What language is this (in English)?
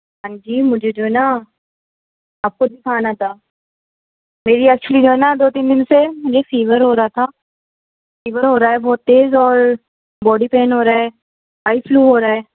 Urdu